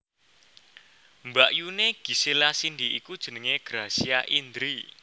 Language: Javanese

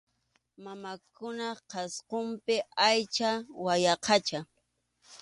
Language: Arequipa-La Unión Quechua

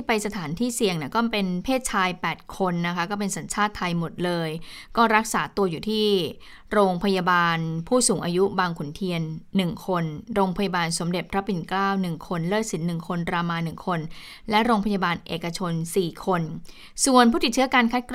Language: Thai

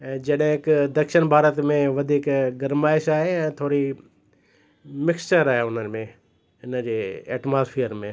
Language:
Sindhi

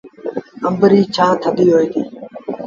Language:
Sindhi Bhil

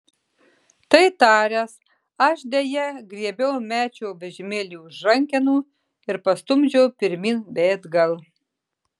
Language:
Lithuanian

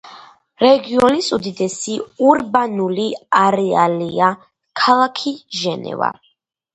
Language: Georgian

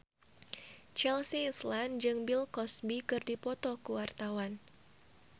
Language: Sundanese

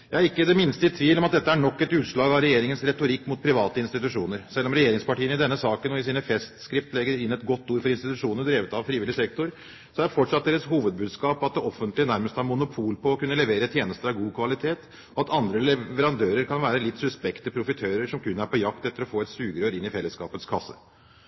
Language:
Norwegian Bokmål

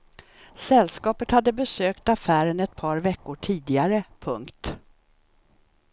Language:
Swedish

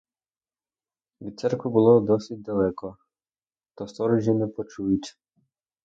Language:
Ukrainian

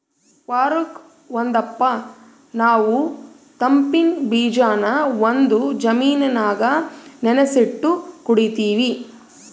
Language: Kannada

